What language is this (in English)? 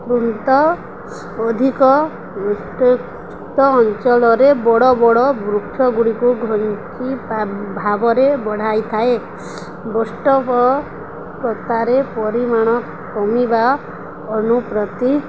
Odia